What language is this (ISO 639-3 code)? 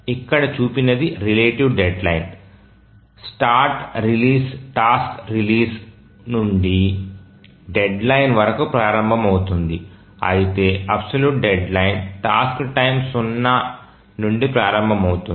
tel